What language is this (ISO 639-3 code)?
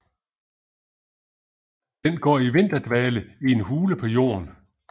dan